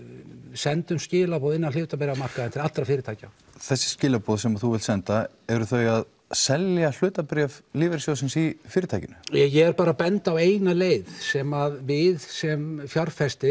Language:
Icelandic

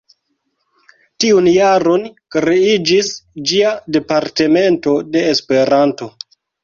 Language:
Esperanto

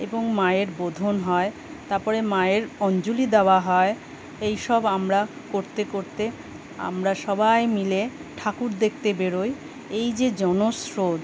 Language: Bangla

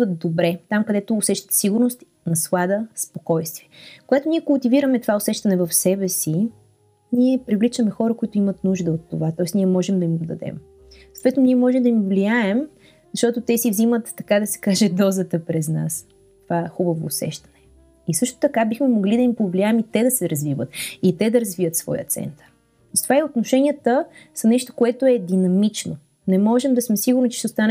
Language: Bulgarian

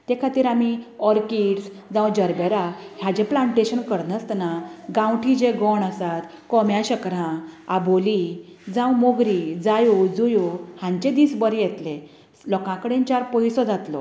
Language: Konkani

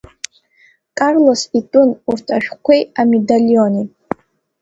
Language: Abkhazian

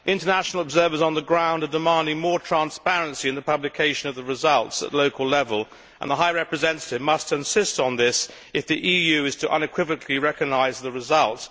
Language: English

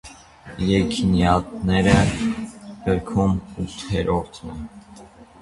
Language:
Armenian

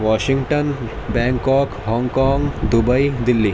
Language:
Urdu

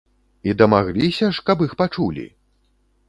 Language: Belarusian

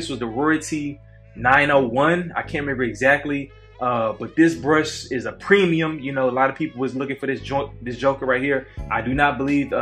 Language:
English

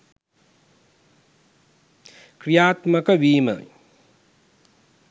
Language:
Sinhala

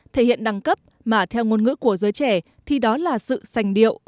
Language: Vietnamese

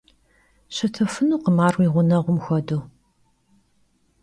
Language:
Kabardian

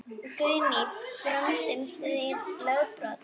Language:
Icelandic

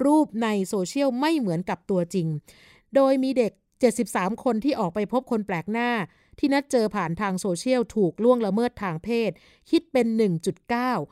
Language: Thai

